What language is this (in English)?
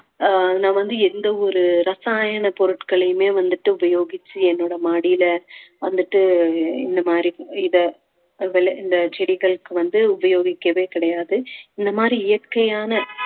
Tamil